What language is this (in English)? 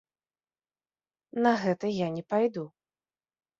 Belarusian